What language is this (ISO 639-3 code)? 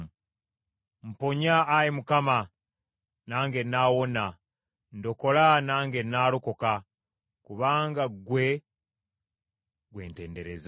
lug